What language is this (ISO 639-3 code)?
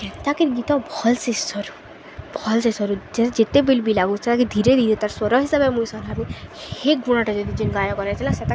ori